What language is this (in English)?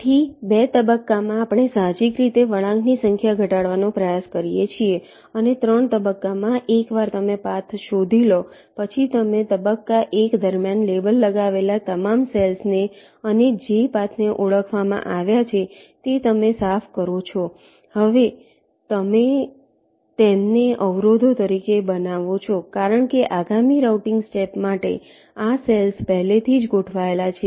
Gujarati